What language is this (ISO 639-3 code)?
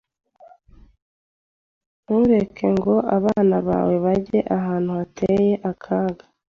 kin